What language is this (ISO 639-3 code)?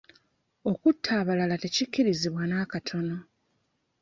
lug